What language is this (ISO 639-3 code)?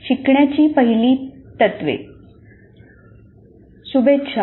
mar